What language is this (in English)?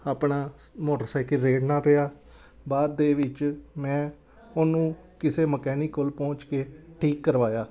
Punjabi